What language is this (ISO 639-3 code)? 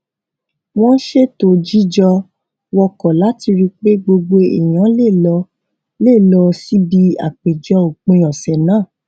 yor